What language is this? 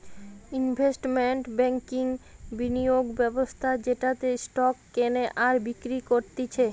Bangla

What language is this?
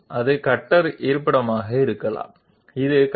Telugu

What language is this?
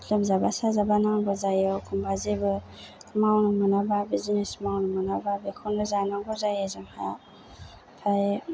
Bodo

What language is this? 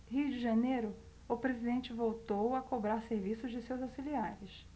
Portuguese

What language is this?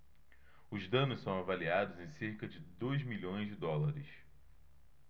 Portuguese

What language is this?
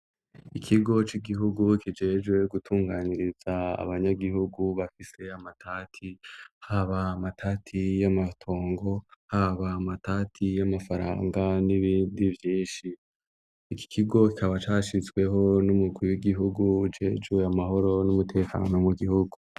Rundi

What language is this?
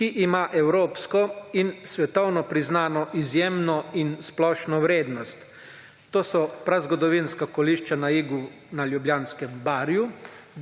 Slovenian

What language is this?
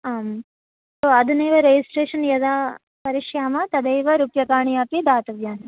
Sanskrit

